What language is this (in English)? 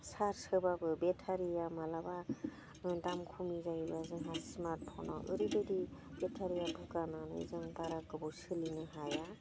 Bodo